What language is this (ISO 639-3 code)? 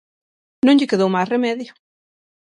glg